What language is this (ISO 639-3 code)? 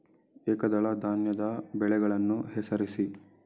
kan